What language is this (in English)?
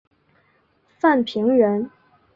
Chinese